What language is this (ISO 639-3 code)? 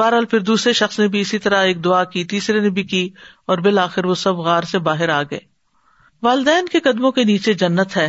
urd